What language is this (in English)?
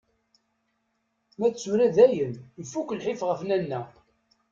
Kabyle